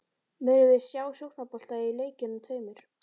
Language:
Icelandic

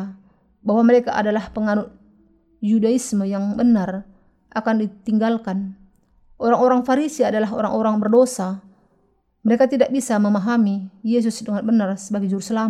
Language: Indonesian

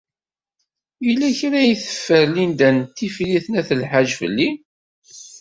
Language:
Kabyle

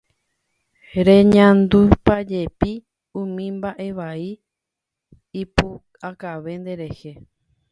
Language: Guarani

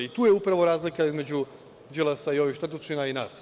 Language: Serbian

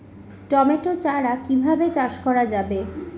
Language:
Bangla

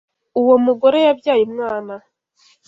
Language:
Kinyarwanda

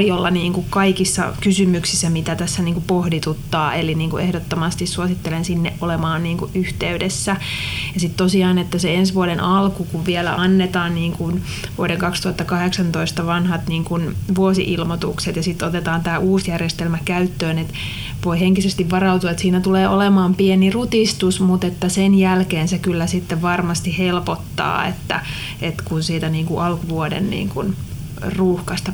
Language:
Finnish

